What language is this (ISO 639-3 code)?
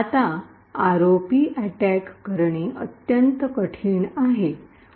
mar